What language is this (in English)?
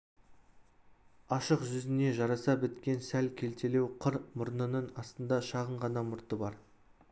Kazakh